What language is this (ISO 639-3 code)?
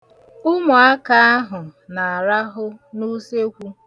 ibo